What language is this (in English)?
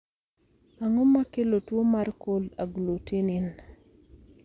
Luo (Kenya and Tanzania)